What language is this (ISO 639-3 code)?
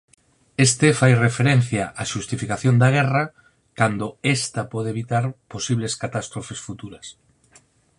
glg